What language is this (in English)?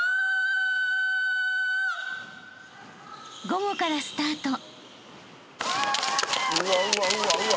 Japanese